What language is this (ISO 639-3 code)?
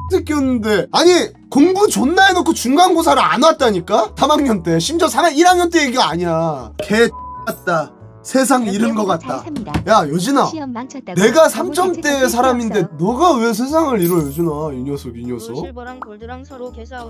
kor